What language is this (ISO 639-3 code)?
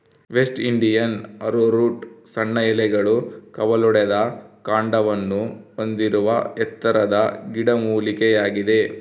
kan